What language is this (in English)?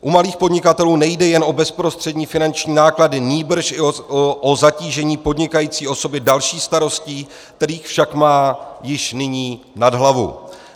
Czech